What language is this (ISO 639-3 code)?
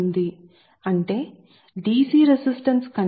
tel